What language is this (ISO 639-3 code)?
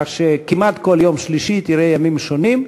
heb